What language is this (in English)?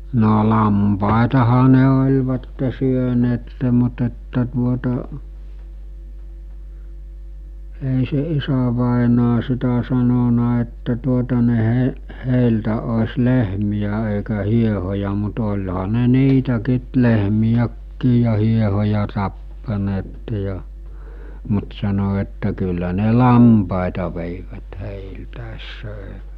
Finnish